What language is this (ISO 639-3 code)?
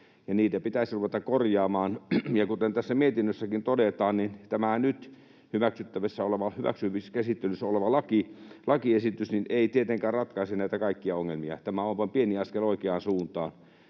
fin